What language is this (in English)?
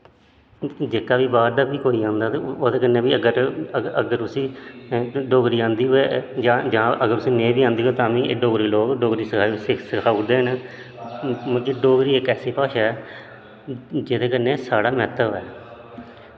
Dogri